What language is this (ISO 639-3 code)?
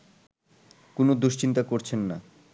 ben